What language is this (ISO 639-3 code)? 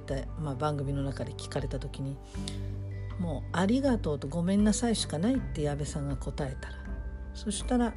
jpn